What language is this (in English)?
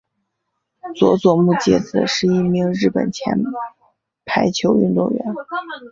Chinese